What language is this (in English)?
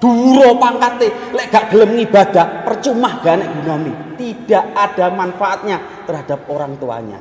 Indonesian